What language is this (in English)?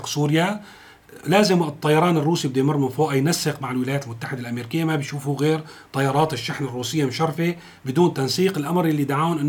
Arabic